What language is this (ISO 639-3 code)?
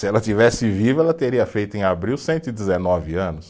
por